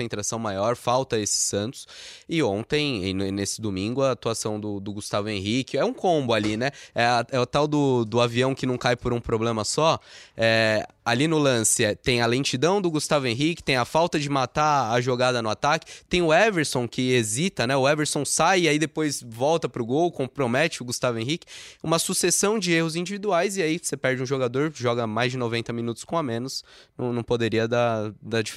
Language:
Portuguese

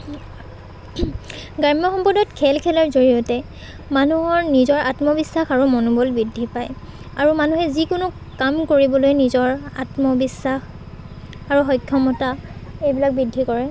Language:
Assamese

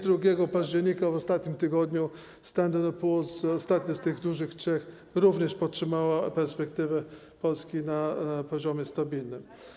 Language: Polish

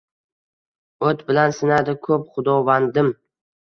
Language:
Uzbek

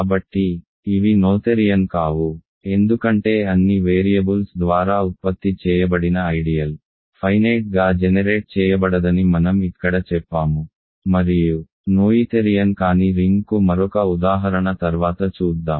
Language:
Telugu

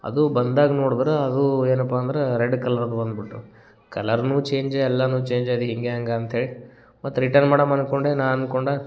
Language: Kannada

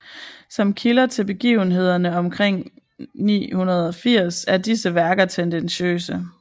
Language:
Danish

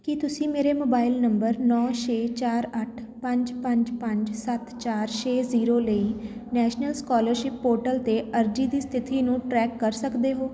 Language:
Punjabi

